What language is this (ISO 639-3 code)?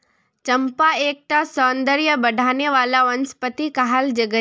mag